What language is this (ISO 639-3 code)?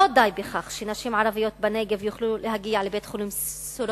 heb